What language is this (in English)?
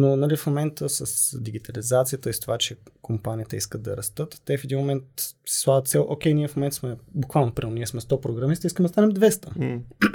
Bulgarian